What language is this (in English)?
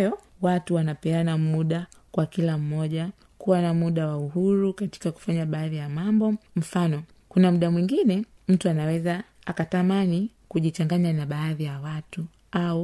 Swahili